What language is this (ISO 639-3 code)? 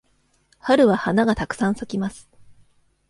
jpn